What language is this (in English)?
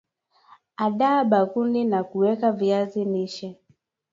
Swahili